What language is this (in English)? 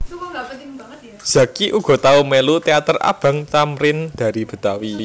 Javanese